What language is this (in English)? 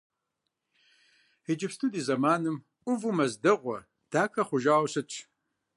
Kabardian